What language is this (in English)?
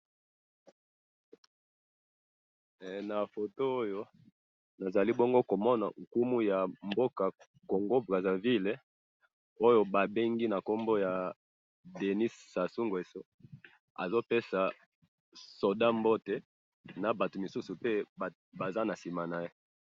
Lingala